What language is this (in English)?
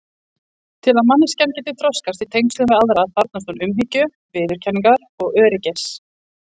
Icelandic